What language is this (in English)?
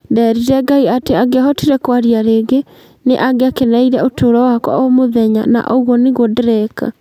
Kikuyu